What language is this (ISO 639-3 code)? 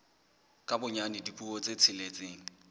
sot